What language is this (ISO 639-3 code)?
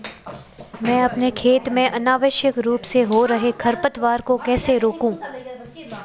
hin